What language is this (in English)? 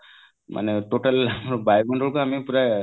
Odia